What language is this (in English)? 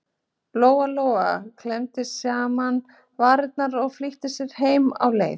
Icelandic